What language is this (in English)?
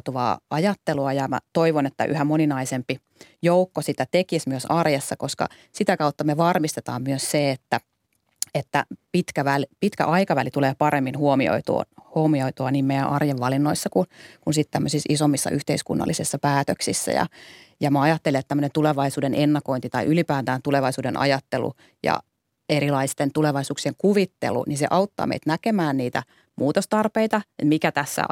Finnish